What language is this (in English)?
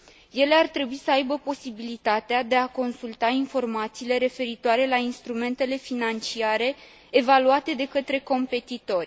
Romanian